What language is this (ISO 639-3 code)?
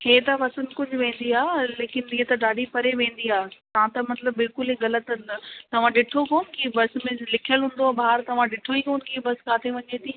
snd